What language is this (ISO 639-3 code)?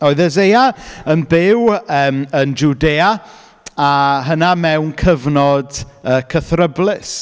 cym